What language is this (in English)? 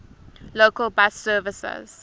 English